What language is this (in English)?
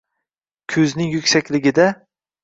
Uzbek